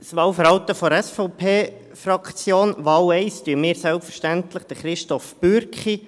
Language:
Swiss German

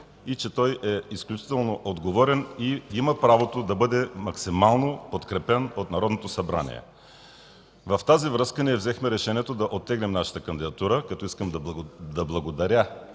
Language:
Bulgarian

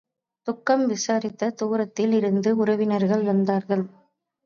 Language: Tamil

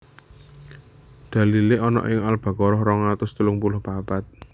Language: Javanese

